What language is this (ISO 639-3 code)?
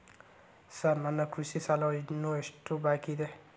kan